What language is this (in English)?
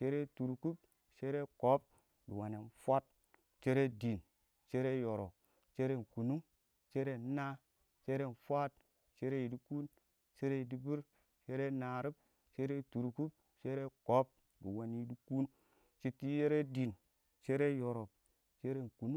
Awak